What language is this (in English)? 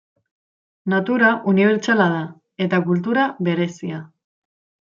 Basque